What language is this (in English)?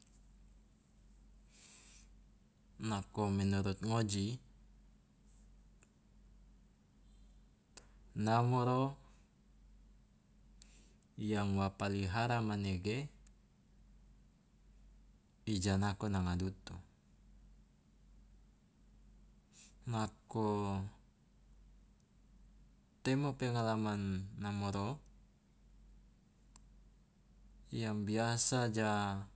Loloda